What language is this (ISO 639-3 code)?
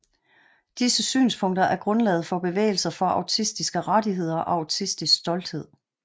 dan